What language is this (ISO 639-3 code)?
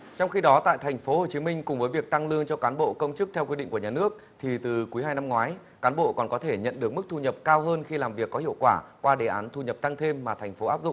vie